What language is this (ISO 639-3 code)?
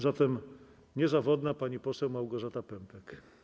pol